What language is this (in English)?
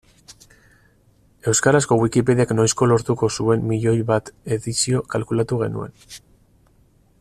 Basque